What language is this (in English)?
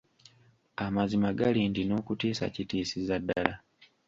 Ganda